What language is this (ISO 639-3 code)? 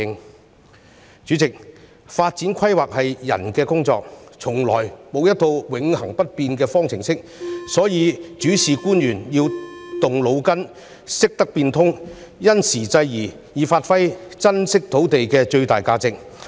yue